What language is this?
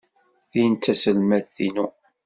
Kabyle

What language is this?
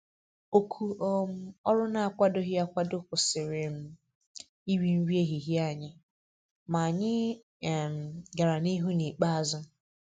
Igbo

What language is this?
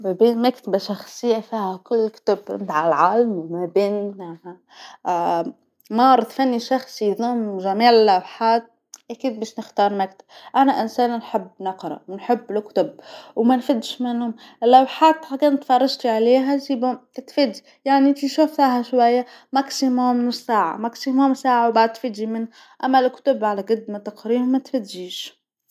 Tunisian Arabic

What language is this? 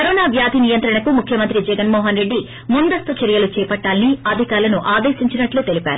Telugu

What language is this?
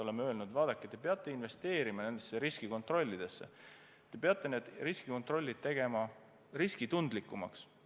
Estonian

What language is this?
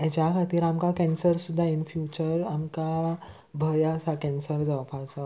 Konkani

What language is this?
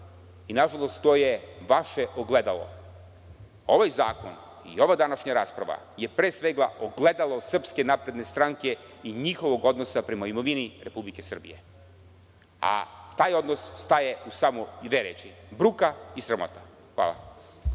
Serbian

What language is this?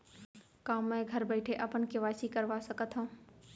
Chhattisgarhi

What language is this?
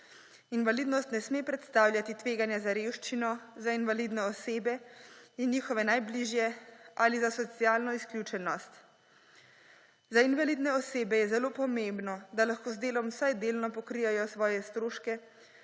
Slovenian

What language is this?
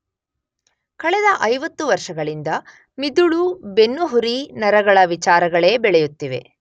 Kannada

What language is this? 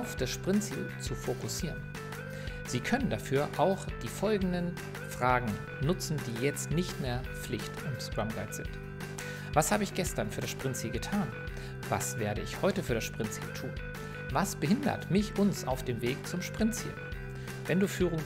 German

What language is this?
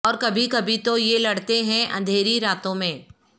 Urdu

